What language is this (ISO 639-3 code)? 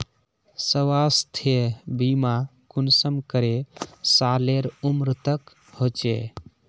mag